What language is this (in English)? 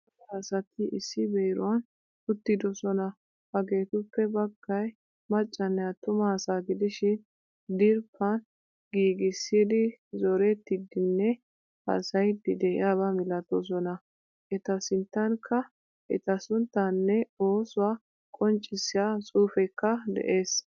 Wolaytta